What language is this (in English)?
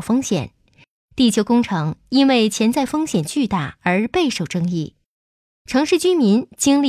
Chinese